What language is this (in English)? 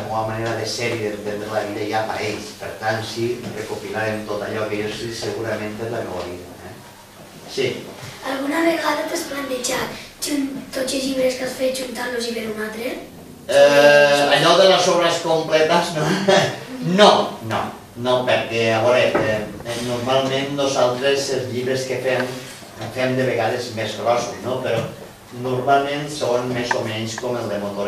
Greek